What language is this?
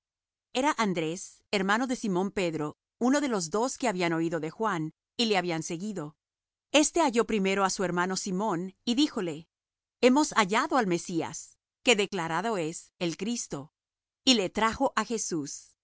Spanish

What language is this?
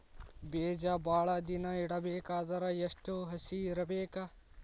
Kannada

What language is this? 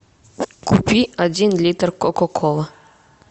Russian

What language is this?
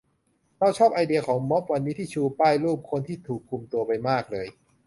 Thai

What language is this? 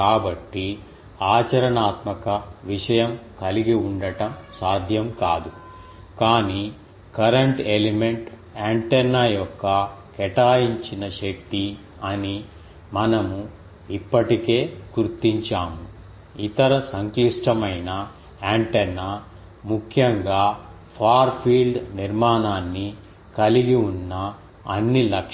Telugu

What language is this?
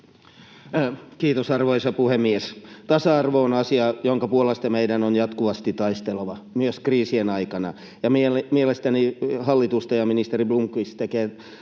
Finnish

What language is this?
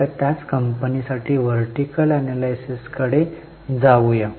Marathi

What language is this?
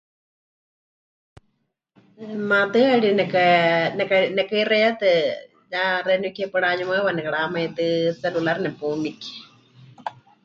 Huichol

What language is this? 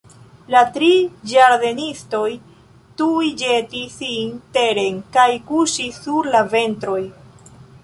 Esperanto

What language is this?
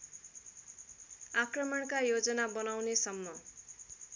Nepali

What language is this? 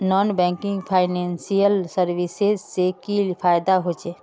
Magahi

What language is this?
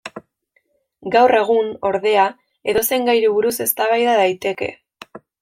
Basque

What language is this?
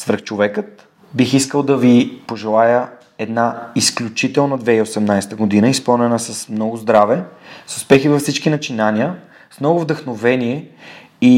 Bulgarian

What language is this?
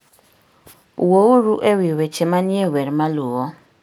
Luo (Kenya and Tanzania)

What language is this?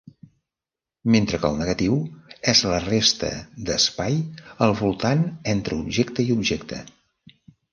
Catalan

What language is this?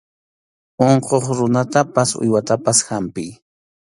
Arequipa-La Unión Quechua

